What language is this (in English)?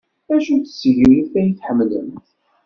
Kabyle